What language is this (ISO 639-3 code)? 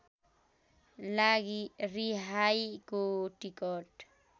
nep